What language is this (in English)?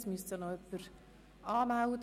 Swiss German